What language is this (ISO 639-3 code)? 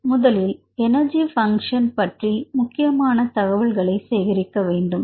tam